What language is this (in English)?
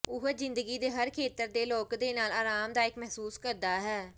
Punjabi